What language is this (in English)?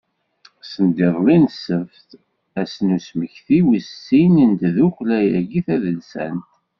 Kabyle